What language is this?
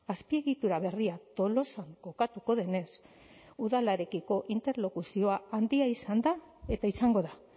Basque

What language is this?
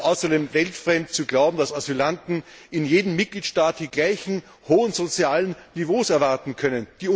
German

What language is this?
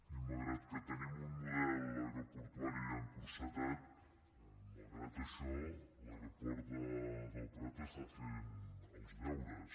Catalan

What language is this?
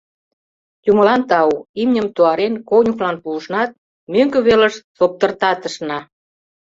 Mari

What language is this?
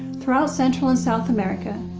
English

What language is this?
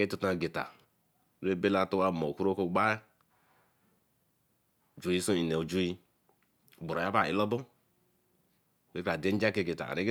Eleme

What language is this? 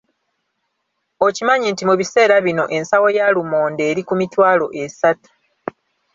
Ganda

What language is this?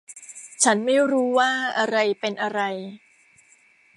Thai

